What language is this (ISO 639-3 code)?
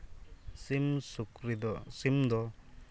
sat